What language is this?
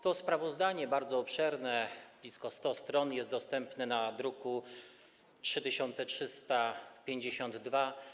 Polish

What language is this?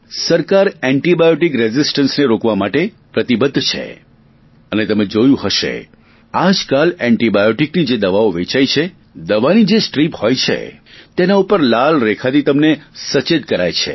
Gujarati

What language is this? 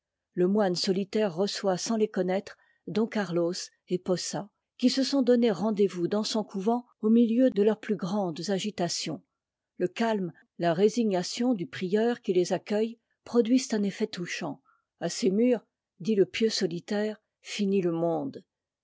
French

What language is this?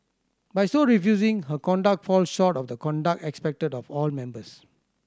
English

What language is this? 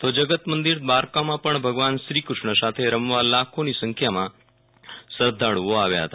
Gujarati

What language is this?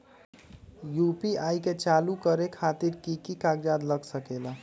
Magahi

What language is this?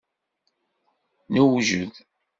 Kabyle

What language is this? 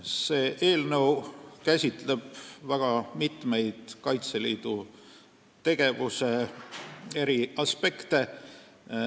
Estonian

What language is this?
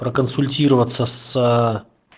Russian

